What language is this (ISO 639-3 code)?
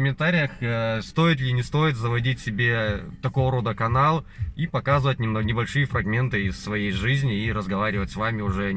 rus